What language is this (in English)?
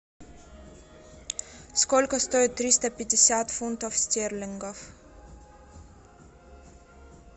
Russian